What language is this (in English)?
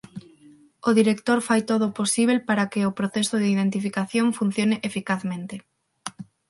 Galician